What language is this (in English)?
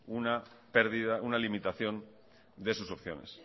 Spanish